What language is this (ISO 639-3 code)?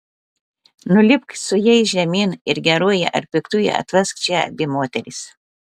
lit